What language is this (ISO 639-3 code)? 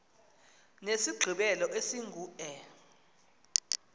xho